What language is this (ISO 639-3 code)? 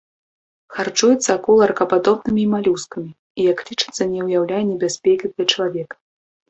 bel